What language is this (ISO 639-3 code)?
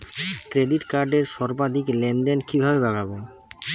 ben